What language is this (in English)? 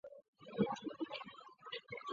Chinese